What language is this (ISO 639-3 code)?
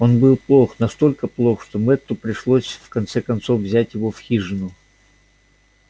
rus